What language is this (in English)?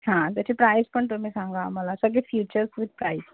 Marathi